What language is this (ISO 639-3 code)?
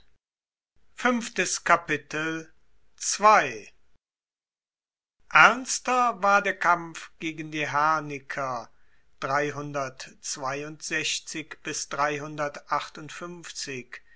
deu